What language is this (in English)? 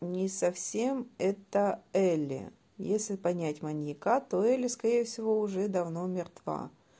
Russian